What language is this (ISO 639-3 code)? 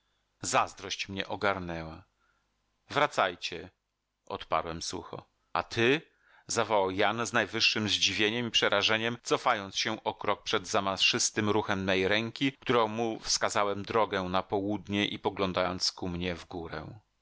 pol